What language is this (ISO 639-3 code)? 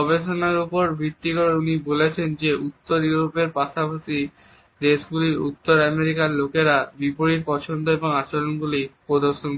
ben